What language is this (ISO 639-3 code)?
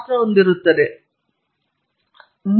kan